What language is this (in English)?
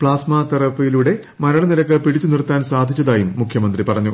Malayalam